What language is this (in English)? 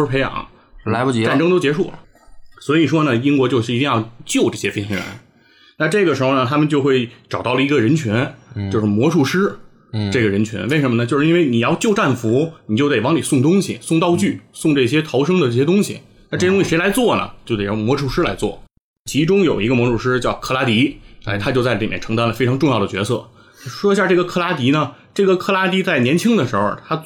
Chinese